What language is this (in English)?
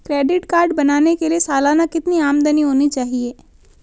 Hindi